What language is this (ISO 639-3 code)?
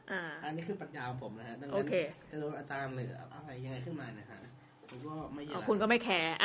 tha